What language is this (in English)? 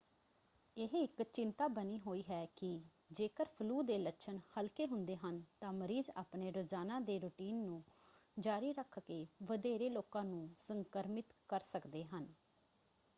Punjabi